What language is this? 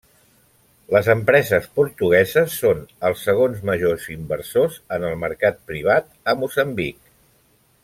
Catalan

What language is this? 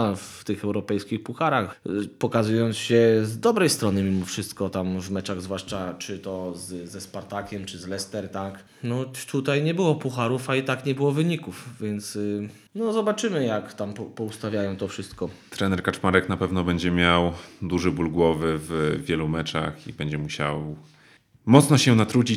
Polish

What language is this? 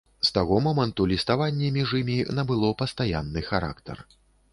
Belarusian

